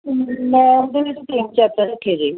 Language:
Punjabi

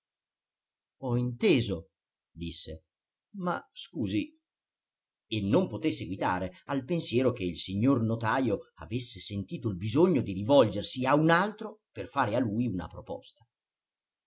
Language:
Italian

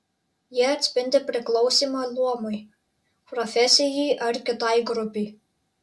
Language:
Lithuanian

